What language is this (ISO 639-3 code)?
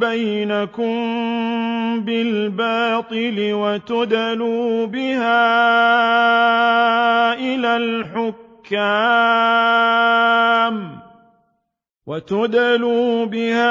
ara